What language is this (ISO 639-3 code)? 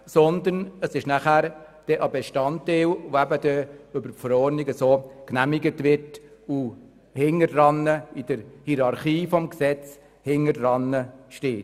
gsw